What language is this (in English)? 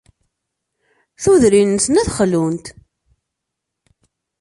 Kabyle